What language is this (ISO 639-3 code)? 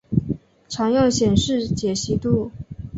zho